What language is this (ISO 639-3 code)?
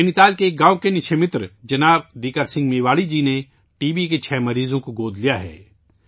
urd